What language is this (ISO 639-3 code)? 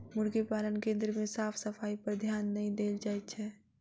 mai